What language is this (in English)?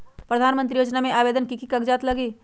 Magahi